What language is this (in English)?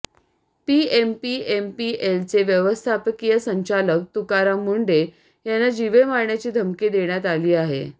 Marathi